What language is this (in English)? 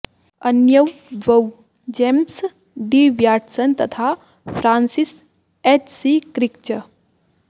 Sanskrit